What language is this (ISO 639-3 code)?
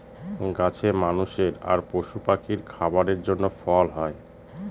ben